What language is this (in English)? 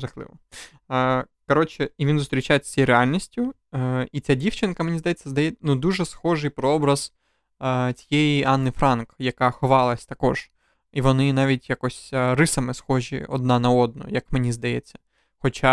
Ukrainian